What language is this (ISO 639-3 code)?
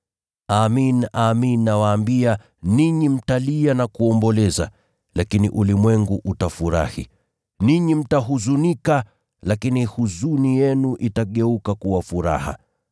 swa